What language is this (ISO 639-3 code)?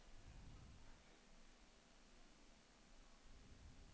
nor